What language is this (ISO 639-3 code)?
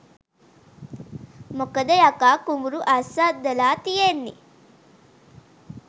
sin